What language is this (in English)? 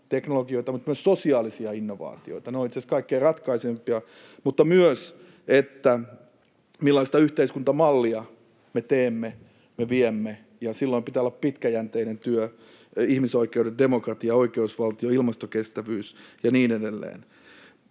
Finnish